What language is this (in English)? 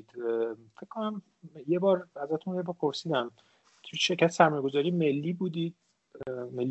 Persian